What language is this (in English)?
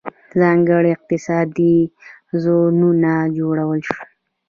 Pashto